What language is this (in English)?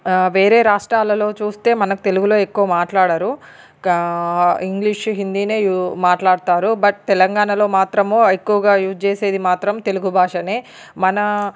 Telugu